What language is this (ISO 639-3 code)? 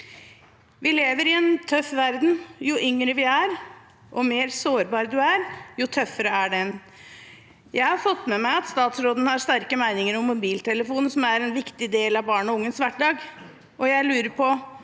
nor